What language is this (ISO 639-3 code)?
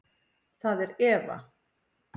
isl